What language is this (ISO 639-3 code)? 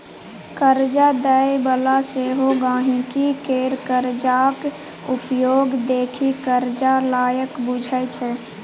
mai